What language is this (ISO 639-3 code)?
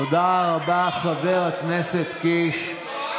heb